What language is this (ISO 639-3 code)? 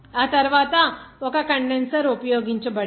tel